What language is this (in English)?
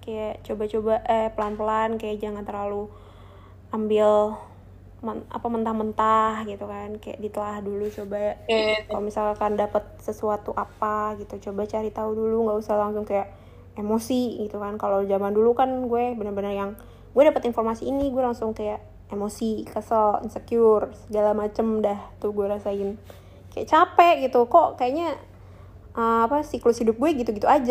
Indonesian